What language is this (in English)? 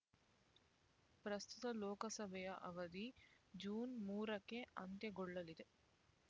Kannada